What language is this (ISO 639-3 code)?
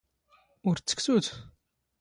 zgh